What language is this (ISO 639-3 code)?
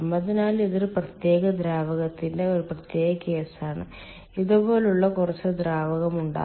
mal